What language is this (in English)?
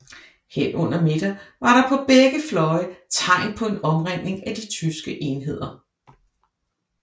Danish